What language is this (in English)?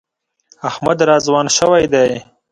Pashto